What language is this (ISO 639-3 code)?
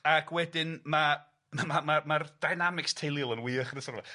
cym